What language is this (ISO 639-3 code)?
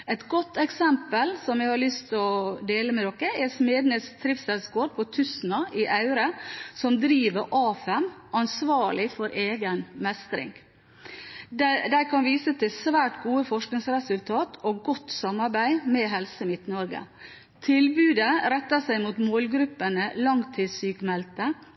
nob